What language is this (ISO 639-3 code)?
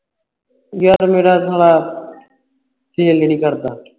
pan